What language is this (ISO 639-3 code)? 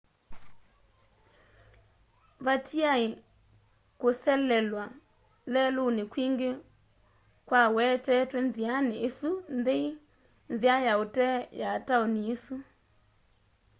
kam